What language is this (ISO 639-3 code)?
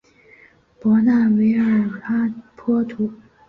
zho